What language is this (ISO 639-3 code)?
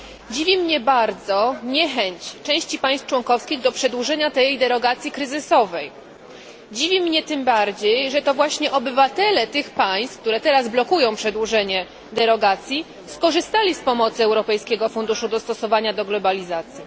pol